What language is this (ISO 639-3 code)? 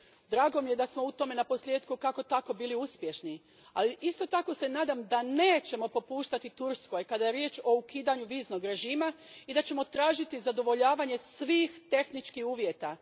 hrv